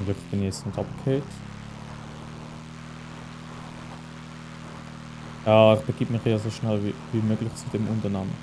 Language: German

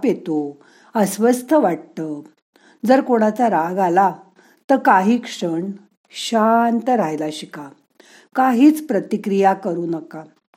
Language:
Marathi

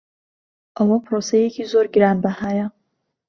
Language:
Central Kurdish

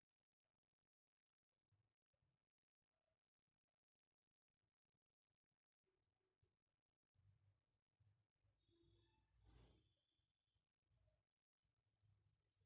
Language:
Kannada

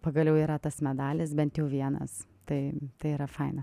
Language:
Lithuanian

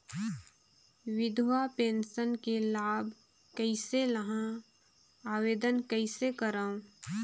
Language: Chhattisgarhi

